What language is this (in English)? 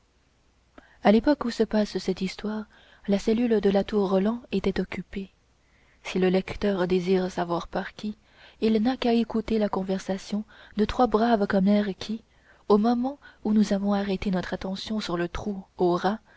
French